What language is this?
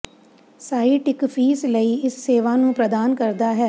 Punjabi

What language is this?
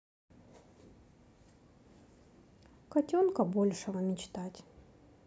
Russian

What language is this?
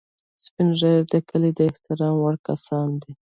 Pashto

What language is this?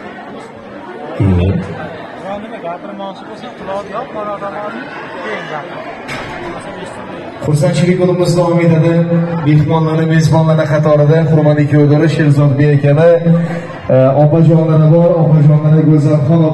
Arabic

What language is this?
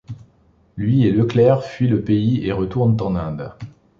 French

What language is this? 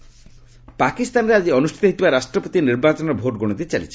Odia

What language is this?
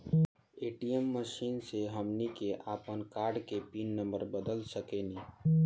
Bhojpuri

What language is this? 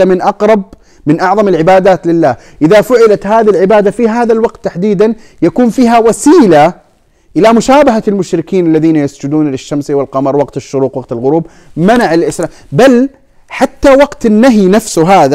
Arabic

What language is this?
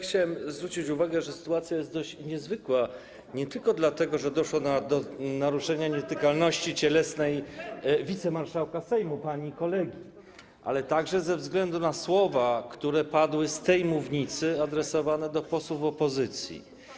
Polish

